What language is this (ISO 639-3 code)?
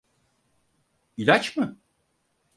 tur